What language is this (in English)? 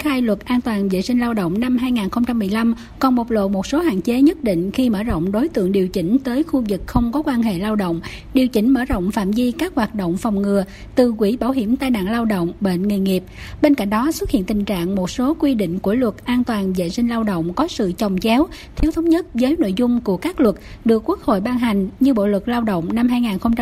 Vietnamese